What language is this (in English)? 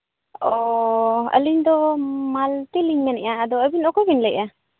Santali